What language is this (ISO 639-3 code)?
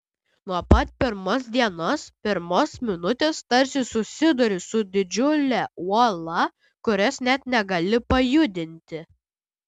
lit